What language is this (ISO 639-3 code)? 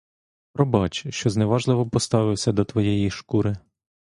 ukr